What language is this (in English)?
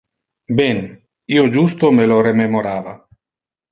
Interlingua